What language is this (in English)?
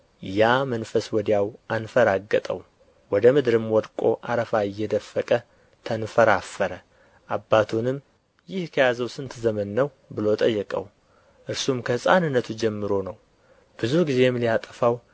Amharic